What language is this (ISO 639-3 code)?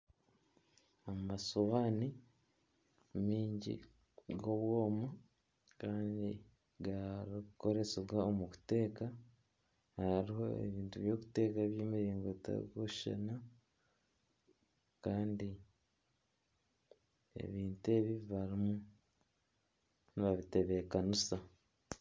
nyn